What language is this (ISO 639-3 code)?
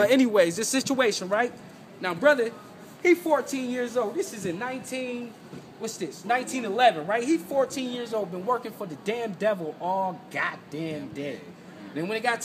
eng